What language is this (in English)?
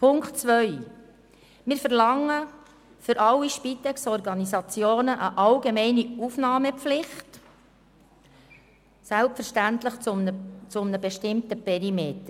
Swiss German